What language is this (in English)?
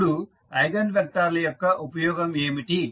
Telugu